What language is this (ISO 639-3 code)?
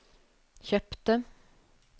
nor